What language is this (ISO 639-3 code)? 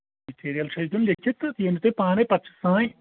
kas